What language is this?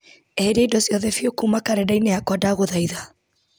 Kikuyu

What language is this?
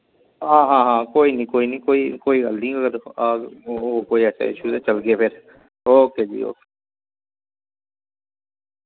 Dogri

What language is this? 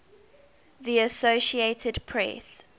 English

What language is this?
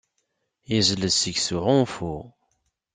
Kabyle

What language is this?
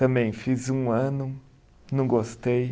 Portuguese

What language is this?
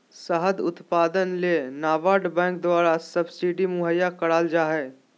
Magahi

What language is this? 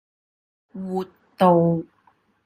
Cantonese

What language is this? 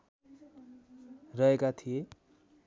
Nepali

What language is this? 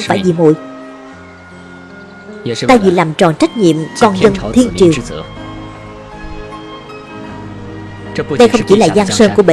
Vietnamese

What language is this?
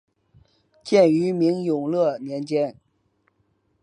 Chinese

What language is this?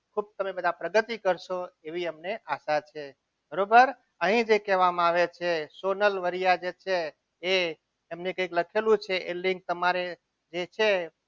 Gujarati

